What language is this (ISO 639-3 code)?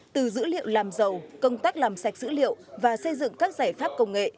vie